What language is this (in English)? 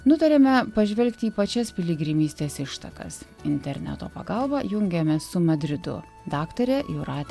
Lithuanian